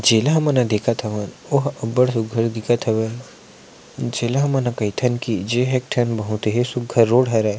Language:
Chhattisgarhi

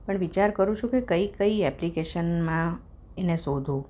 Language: Gujarati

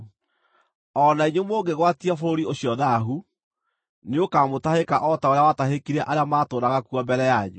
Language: Kikuyu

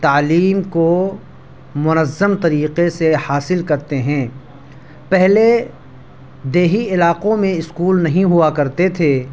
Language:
Urdu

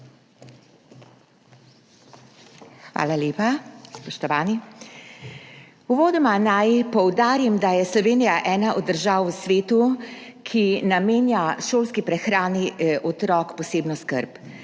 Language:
Slovenian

